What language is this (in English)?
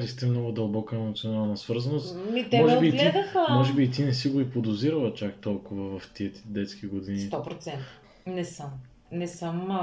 Bulgarian